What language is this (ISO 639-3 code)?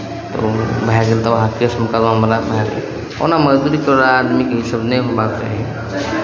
mai